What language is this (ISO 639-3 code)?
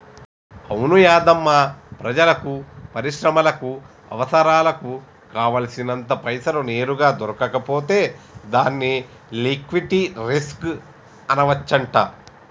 tel